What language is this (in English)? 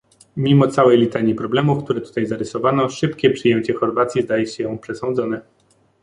Polish